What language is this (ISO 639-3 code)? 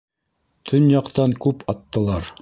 bak